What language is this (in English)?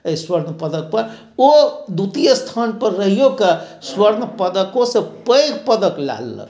Maithili